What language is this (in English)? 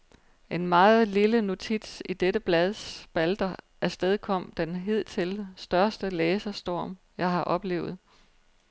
Danish